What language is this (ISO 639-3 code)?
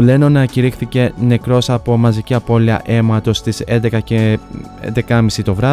ell